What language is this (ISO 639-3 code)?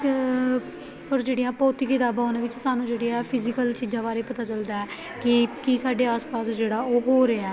pan